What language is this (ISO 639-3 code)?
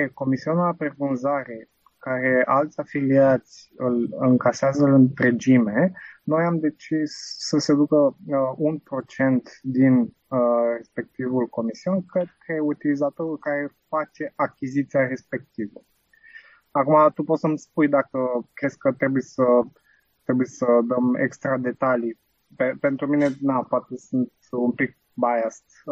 ron